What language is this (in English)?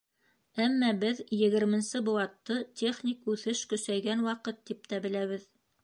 Bashkir